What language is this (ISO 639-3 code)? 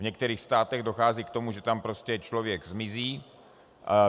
ces